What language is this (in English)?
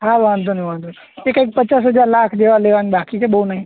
Gujarati